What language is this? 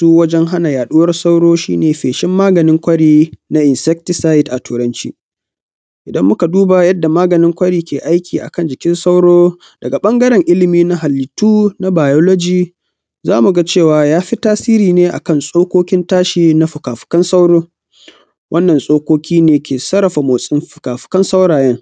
Hausa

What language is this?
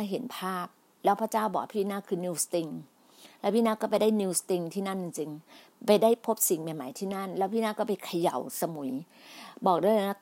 Thai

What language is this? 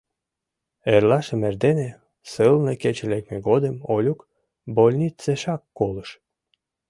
Mari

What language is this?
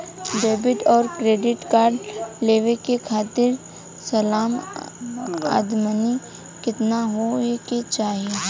Bhojpuri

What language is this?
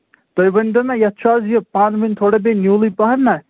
Kashmiri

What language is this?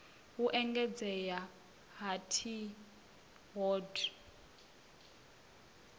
Venda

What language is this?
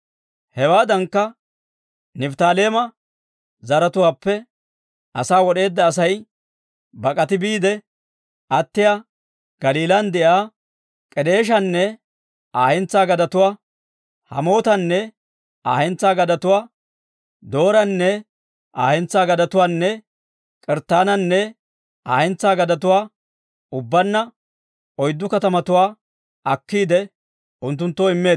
Dawro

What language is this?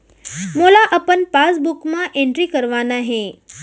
Chhattisgarhi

